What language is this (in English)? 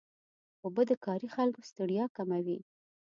Pashto